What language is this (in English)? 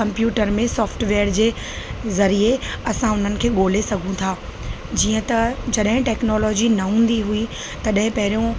Sindhi